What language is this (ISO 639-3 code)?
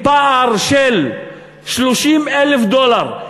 heb